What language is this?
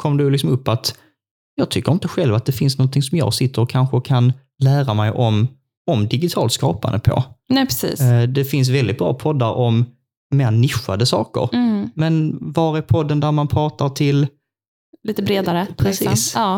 Swedish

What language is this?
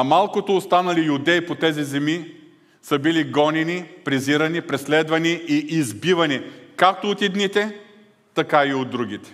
Bulgarian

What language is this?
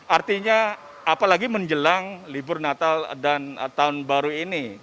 Indonesian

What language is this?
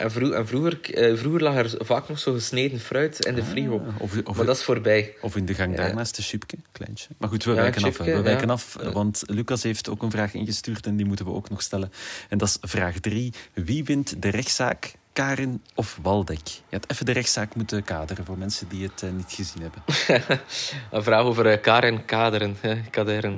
Dutch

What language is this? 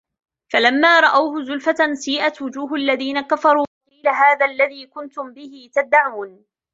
Arabic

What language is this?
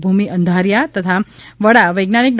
Gujarati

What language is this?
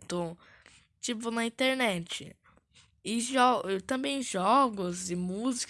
Portuguese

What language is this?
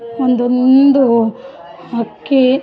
Kannada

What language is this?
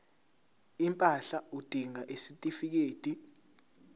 Zulu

